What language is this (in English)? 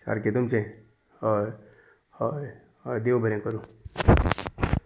Konkani